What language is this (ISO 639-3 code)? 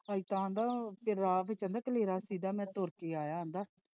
pan